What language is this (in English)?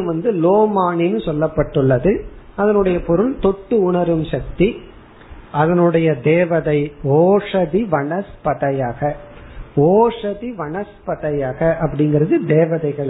Tamil